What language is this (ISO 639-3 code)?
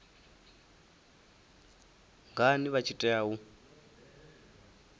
ven